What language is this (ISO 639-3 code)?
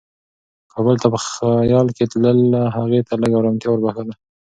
pus